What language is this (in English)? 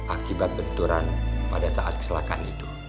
Indonesian